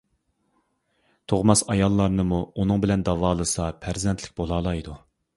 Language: Uyghur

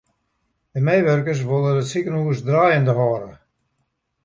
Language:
Western Frisian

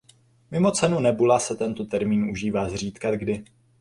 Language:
Czech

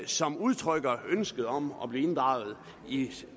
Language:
Danish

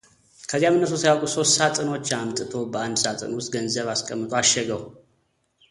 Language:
Amharic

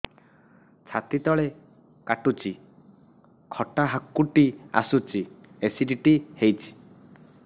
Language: Odia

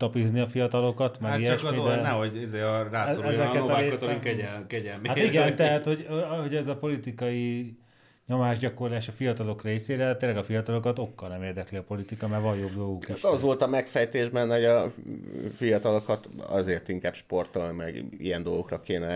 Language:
Hungarian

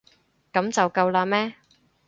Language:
Cantonese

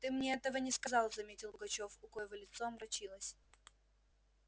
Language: Russian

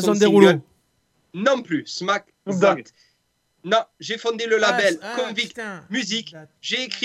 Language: French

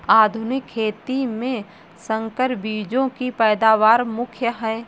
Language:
Hindi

